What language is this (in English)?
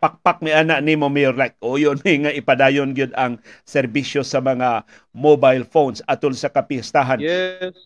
Filipino